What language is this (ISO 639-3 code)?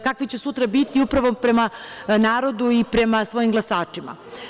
srp